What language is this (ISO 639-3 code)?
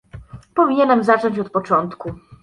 pol